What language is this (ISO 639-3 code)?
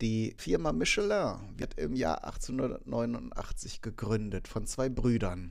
deu